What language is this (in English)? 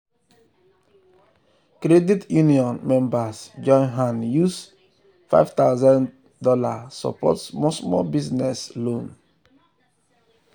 Nigerian Pidgin